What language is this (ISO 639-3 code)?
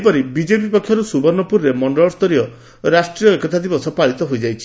ori